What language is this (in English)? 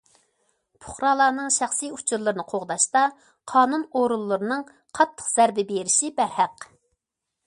Uyghur